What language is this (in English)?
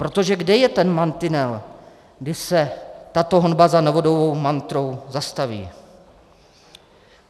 Czech